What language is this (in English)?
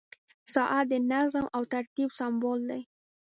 Pashto